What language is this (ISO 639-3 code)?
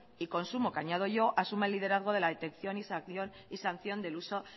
spa